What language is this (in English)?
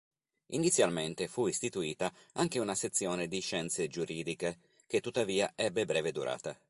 Italian